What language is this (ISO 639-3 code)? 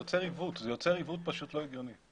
heb